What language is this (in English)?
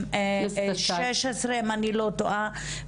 Hebrew